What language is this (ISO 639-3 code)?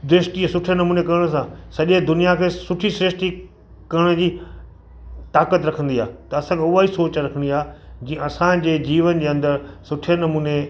snd